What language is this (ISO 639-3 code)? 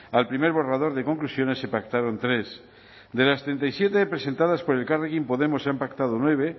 spa